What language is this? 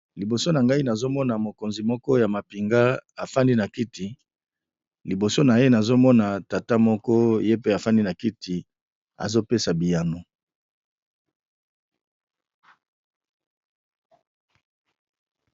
Lingala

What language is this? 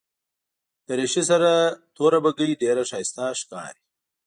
Pashto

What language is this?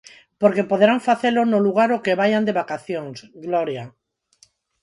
Galician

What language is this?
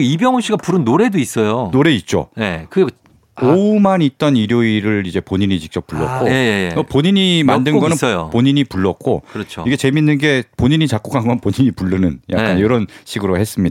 Korean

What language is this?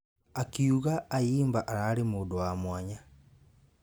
Kikuyu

